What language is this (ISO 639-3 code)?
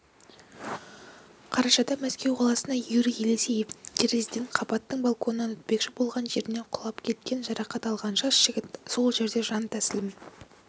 kaz